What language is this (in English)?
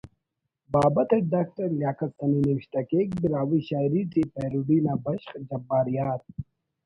Brahui